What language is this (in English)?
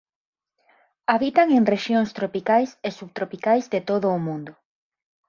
Galician